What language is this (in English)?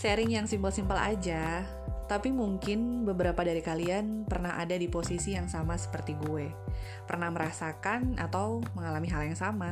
Indonesian